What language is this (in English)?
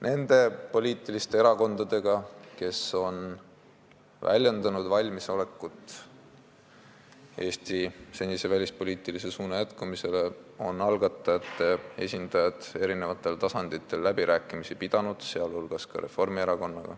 Estonian